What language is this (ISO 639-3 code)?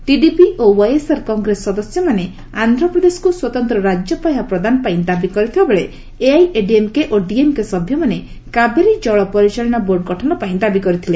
ori